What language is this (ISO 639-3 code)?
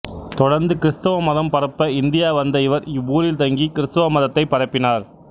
tam